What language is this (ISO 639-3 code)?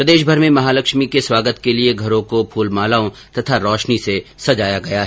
hin